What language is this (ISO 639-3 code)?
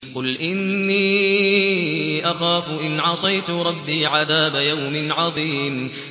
ara